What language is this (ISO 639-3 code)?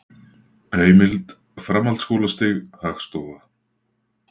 isl